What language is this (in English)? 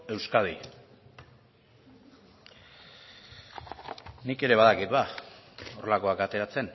Basque